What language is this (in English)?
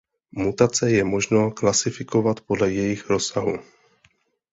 Czech